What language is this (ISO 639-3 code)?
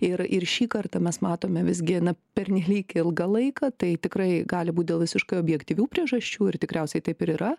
lit